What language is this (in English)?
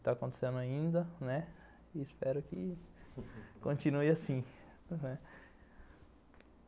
Portuguese